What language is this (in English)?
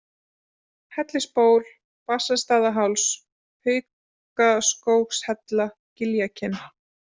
Icelandic